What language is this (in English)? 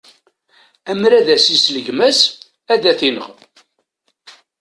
Kabyle